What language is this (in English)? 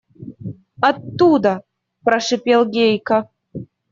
Russian